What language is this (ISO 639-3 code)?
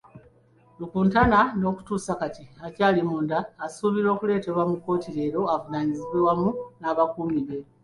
lug